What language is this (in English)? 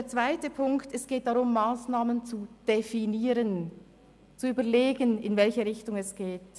Swiss German